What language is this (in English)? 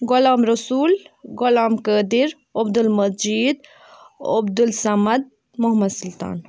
Kashmiri